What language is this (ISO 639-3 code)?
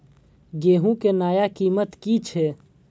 mai